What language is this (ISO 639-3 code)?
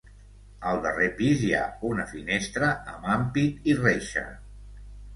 cat